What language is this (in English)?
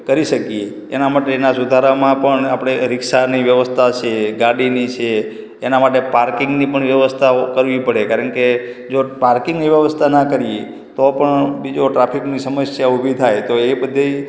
Gujarati